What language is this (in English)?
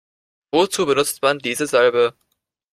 German